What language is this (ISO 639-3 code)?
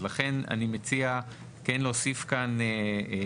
heb